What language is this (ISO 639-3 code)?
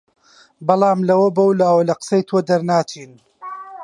ckb